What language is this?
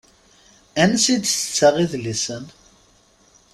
Kabyle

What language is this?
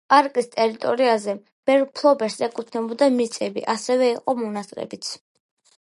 Georgian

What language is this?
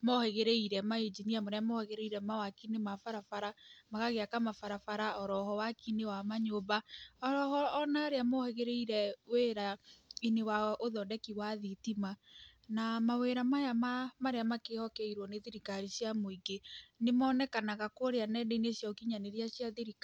Kikuyu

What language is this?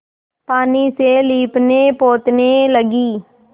Hindi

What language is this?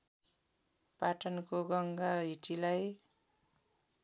Nepali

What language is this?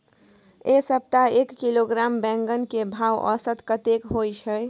Maithili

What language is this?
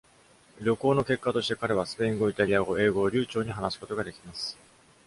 Japanese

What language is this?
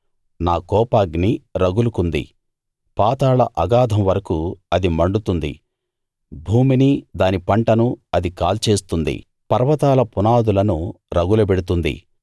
Telugu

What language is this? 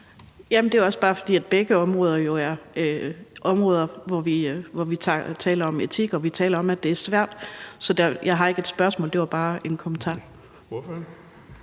Danish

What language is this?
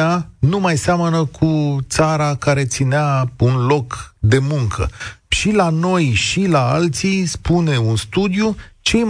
Romanian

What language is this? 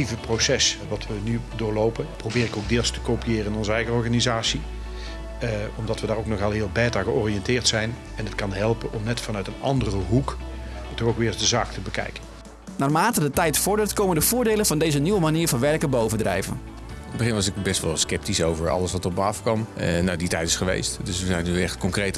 Dutch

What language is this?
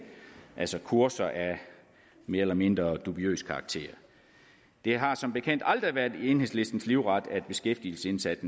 Danish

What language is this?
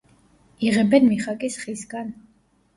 Georgian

